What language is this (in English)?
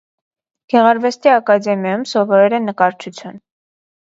Armenian